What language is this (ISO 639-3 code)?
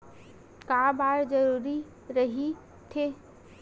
hne